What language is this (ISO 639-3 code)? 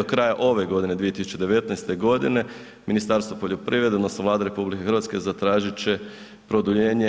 hrv